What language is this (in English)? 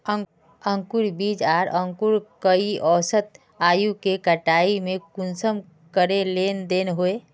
Magahi